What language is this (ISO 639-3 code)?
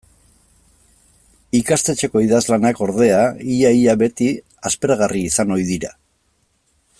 eus